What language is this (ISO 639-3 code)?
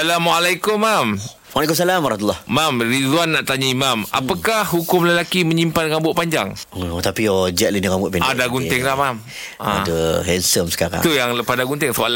msa